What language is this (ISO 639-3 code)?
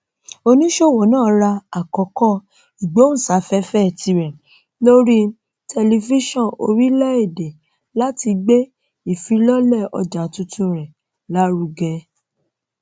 yor